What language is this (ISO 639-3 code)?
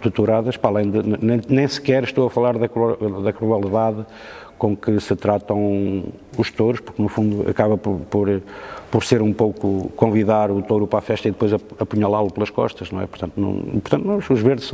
por